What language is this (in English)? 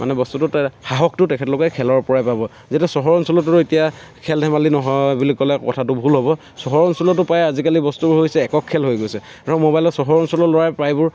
Assamese